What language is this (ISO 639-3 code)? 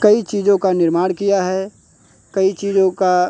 hin